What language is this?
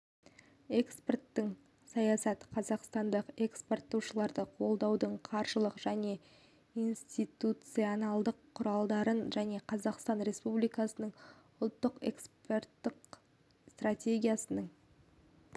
Kazakh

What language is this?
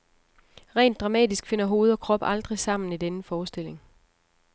Danish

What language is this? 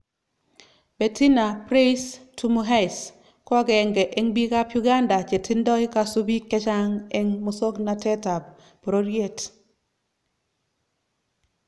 Kalenjin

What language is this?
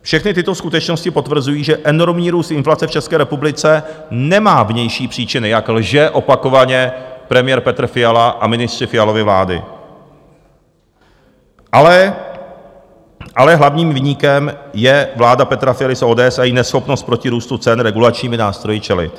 Czech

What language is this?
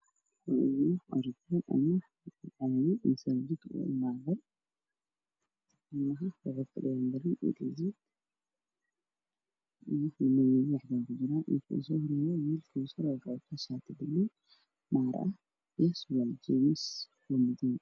Somali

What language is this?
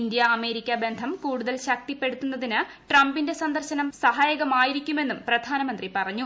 Malayalam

